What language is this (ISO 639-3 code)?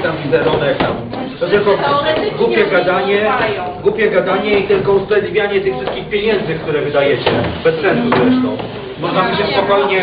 pol